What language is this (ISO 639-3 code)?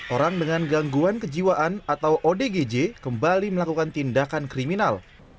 ind